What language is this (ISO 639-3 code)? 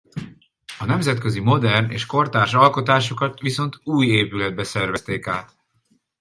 hun